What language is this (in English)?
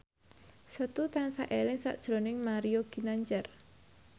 Javanese